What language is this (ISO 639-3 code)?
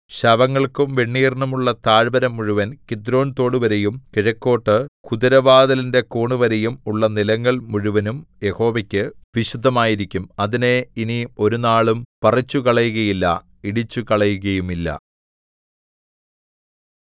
mal